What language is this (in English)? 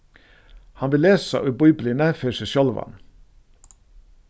Faroese